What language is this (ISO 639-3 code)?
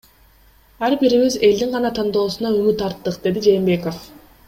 kir